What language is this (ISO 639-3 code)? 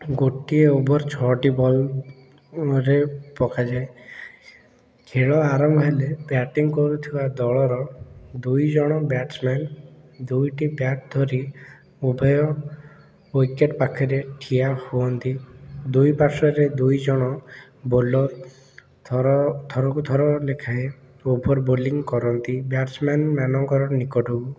ori